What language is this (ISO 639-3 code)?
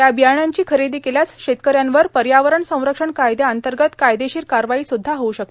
mar